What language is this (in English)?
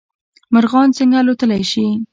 Pashto